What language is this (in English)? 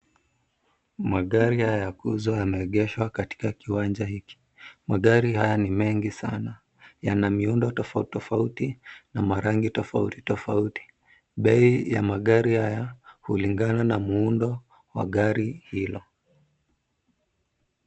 Swahili